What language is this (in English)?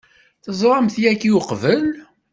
Kabyle